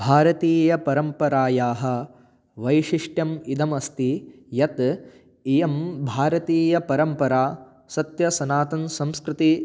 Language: Sanskrit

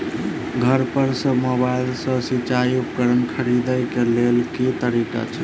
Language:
Maithili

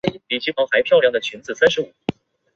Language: Chinese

